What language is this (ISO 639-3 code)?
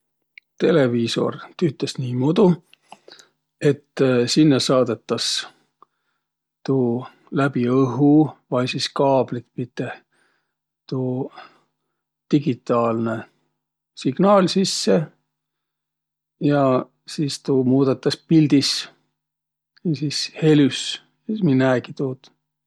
vro